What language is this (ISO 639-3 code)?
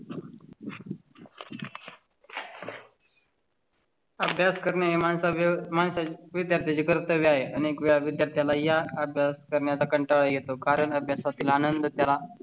mar